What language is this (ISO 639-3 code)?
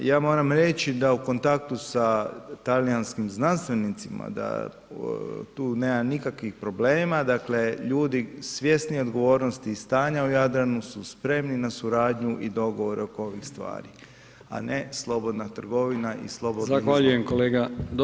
hrv